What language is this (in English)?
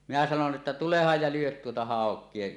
Finnish